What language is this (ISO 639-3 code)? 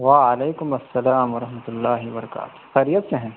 urd